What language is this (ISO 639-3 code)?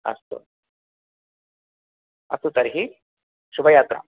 san